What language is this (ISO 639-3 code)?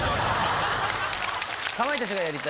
jpn